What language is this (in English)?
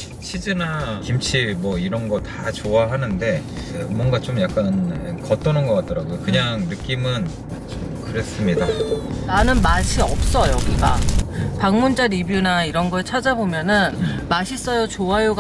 Korean